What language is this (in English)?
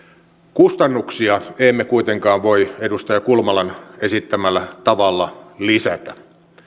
Finnish